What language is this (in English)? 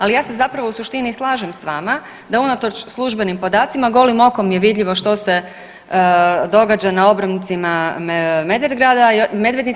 Croatian